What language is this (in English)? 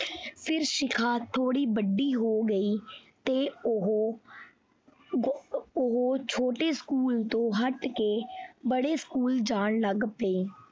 Punjabi